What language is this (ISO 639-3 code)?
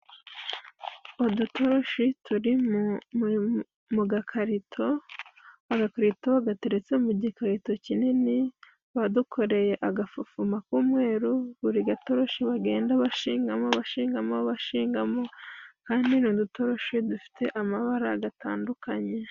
kin